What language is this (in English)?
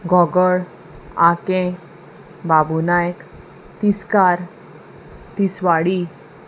Konkani